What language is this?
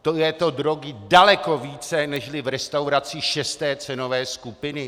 Czech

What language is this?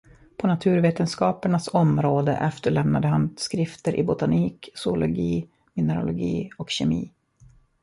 Swedish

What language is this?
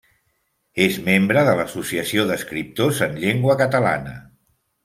Catalan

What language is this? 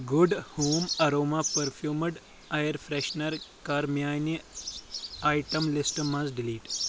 Kashmiri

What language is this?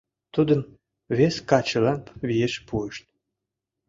Mari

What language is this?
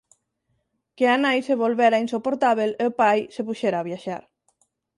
Galician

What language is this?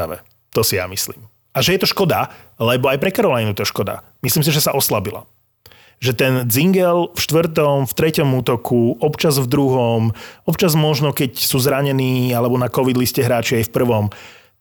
Slovak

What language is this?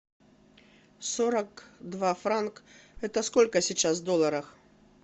Russian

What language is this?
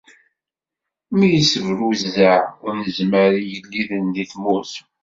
Kabyle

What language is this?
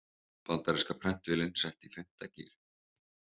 Icelandic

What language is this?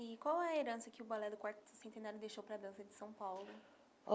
Portuguese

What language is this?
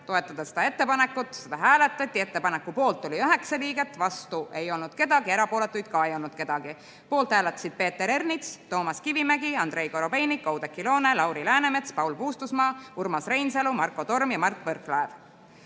Estonian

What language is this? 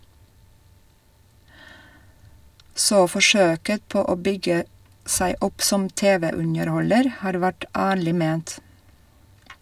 Norwegian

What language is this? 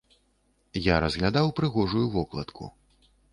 Belarusian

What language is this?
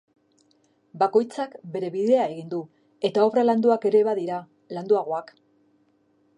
Basque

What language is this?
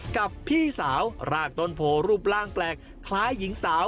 Thai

